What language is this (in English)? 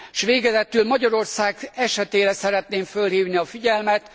Hungarian